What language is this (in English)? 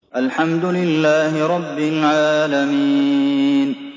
Arabic